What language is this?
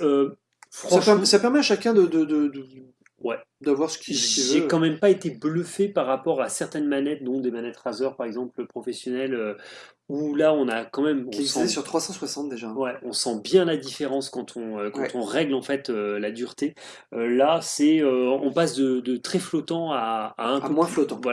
French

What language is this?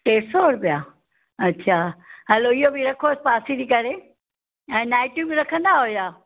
Sindhi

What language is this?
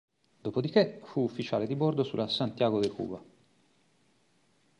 Italian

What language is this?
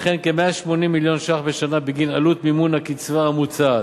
Hebrew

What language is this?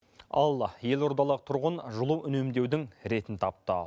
Kazakh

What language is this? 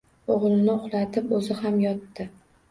Uzbek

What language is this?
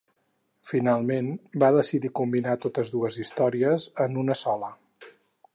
Catalan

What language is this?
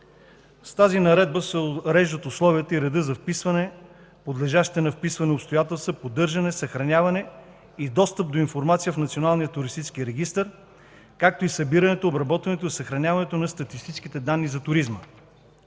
Bulgarian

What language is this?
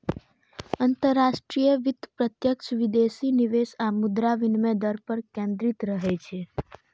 Maithili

